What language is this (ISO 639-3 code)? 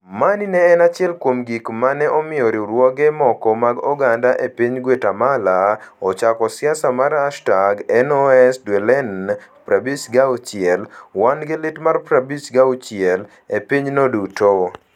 luo